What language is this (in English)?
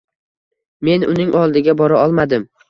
Uzbek